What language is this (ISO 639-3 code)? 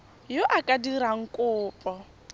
tsn